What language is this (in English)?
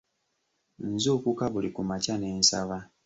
Ganda